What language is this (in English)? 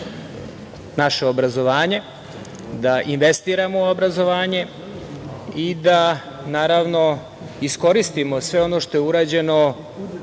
Serbian